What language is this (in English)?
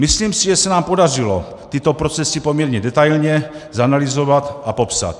Czech